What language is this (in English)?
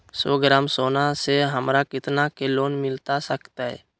Magahi